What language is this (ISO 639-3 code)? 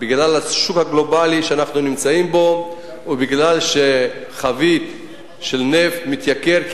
heb